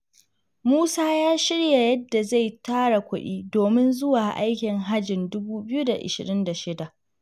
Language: Hausa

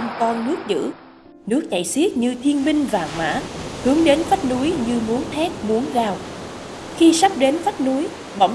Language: Vietnamese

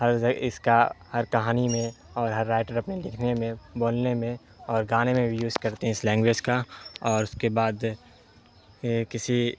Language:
Urdu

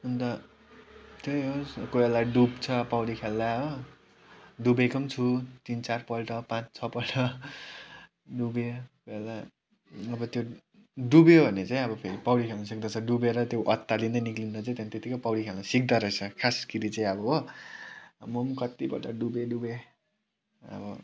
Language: Nepali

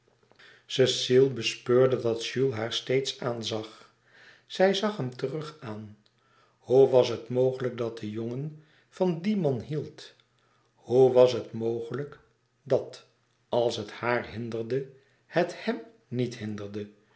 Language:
Dutch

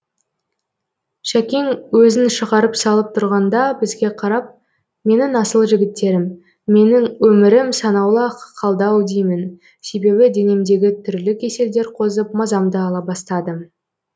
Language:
Kazakh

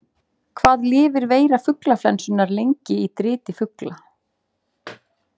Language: Icelandic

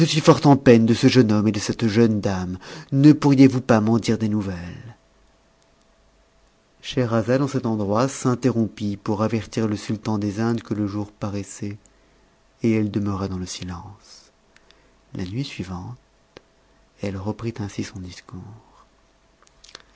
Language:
French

